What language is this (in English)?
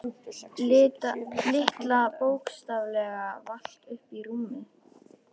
Icelandic